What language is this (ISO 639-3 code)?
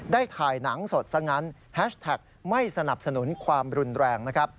tha